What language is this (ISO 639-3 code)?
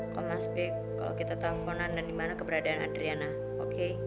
ind